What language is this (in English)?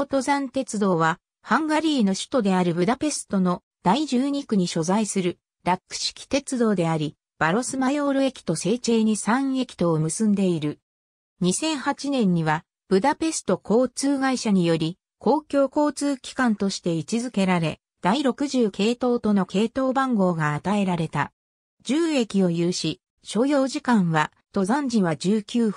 Japanese